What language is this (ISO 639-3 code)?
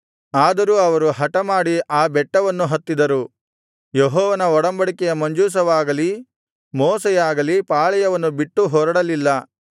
kan